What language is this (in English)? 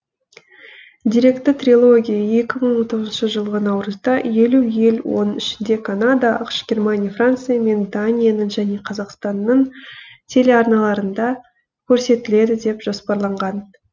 Kazakh